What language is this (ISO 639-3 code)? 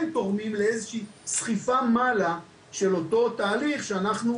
heb